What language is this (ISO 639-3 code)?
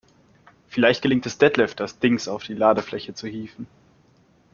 deu